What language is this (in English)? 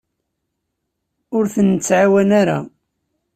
Kabyle